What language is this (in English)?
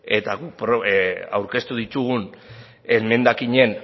Basque